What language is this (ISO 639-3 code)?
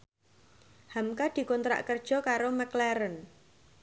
jav